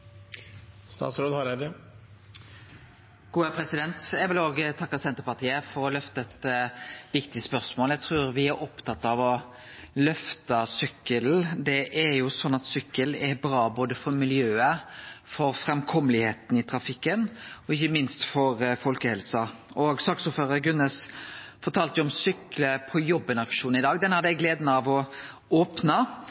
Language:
Norwegian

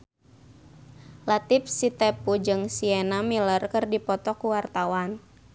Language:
Sundanese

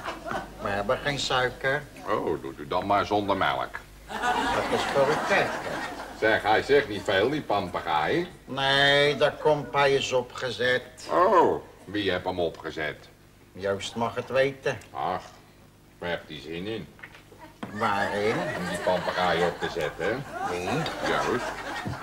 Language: Dutch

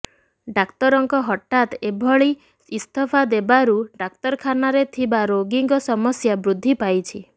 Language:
Odia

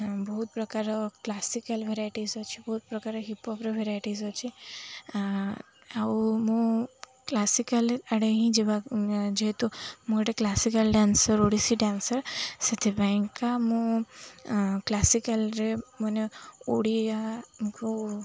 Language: Odia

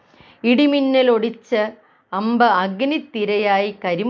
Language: Malayalam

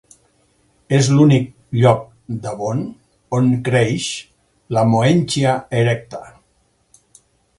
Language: Catalan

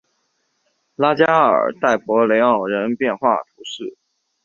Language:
Chinese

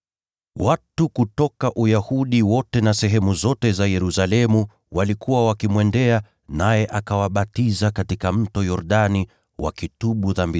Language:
Swahili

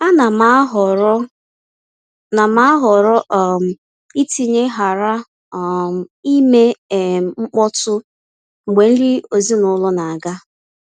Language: Igbo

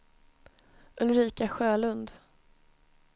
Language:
Swedish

